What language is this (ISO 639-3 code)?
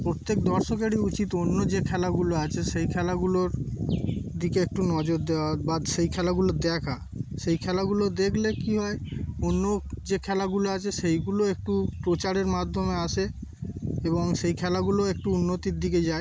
ben